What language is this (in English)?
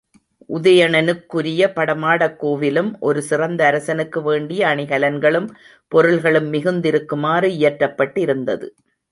Tamil